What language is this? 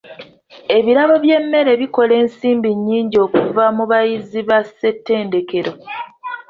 Ganda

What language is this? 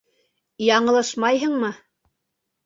Bashkir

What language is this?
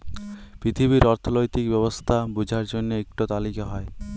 Bangla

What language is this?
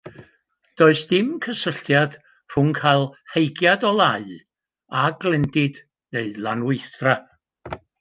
Welsh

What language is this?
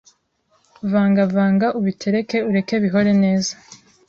Kinyarwanda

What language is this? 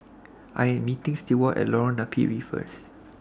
English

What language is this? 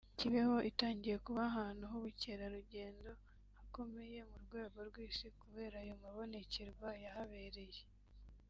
Kinyarwanda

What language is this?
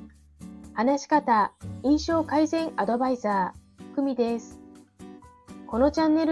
Japanese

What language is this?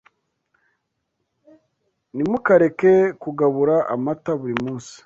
Kinyarwanda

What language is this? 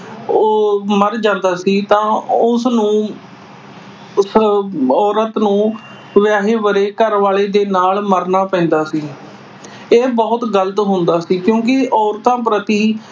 Punjabi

